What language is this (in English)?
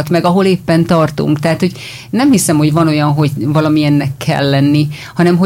Hungarian